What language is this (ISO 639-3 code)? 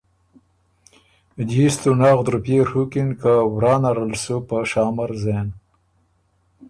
oru